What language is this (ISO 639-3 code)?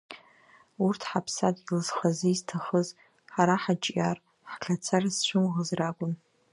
abk